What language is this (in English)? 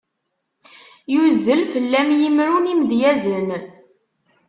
Kabyle